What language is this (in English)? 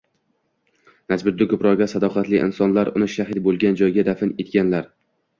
Uzbek